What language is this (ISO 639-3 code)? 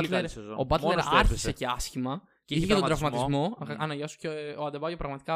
ell